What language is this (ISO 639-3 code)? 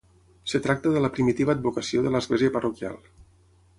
cat